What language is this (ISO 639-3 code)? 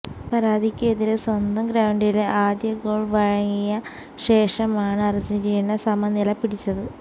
mal